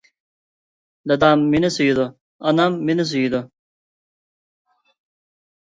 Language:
Uyghur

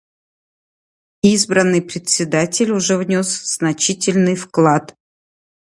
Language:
Russian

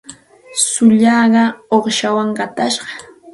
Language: Santa Ana de Tusi Pasco Quechua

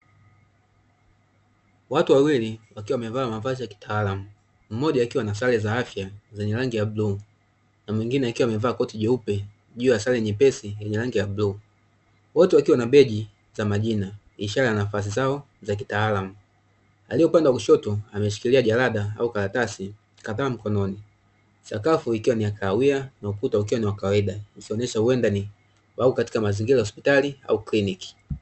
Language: Swahili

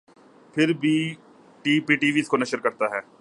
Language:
Urdu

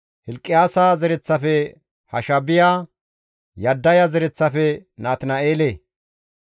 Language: Gamo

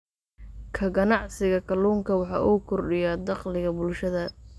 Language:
Somali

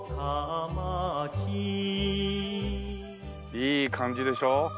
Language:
Japanese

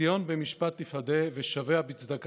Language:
Hebrew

